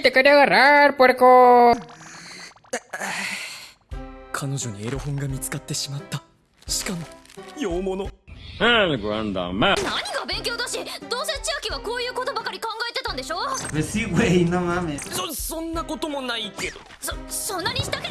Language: Japanese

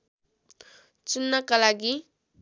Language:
Nepali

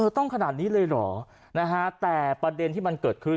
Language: Thai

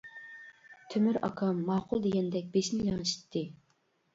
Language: Uyghur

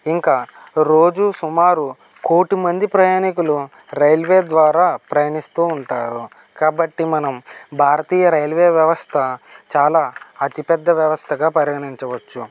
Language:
Telugu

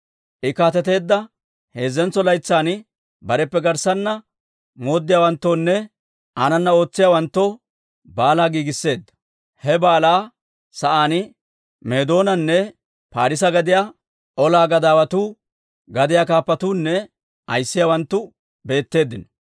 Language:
Dawro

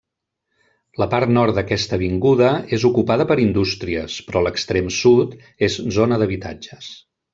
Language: Catalan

